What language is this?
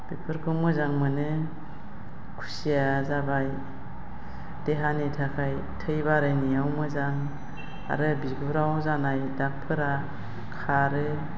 Bodo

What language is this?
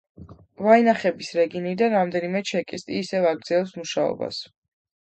Georgian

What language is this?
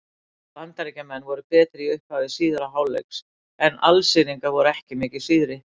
Icelandic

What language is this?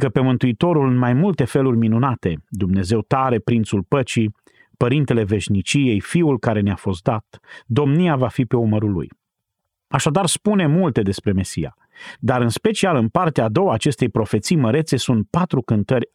Romanian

